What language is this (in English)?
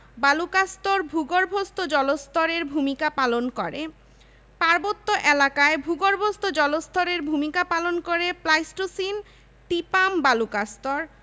Bangla